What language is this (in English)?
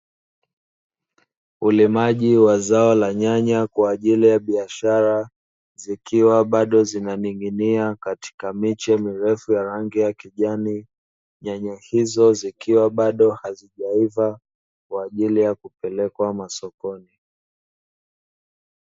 Swahili